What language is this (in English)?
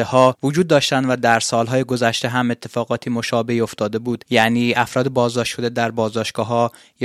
Persian